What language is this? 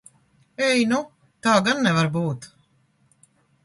Latvian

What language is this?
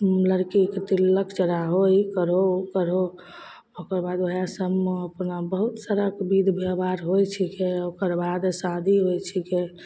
Maithili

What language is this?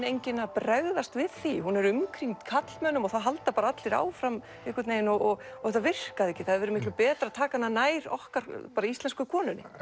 Icelandic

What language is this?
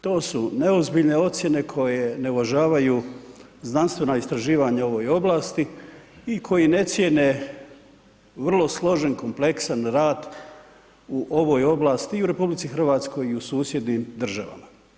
Croatian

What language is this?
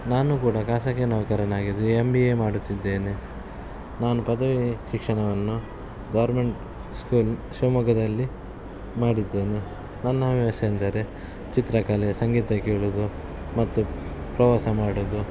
Kannada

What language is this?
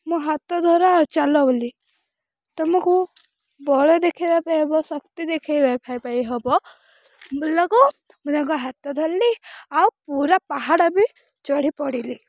Odia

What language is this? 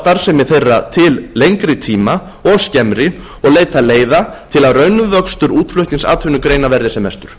Icelandic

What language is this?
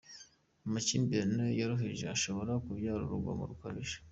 Kinyarwanda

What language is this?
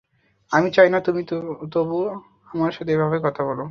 Bangla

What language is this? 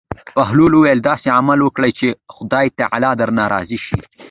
Pashto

